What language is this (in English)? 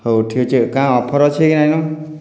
Odia